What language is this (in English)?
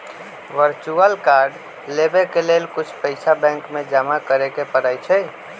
Magahi